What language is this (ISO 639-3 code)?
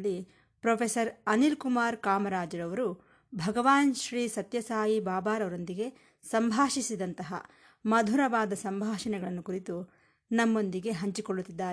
kan